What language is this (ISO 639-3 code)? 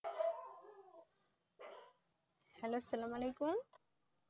ben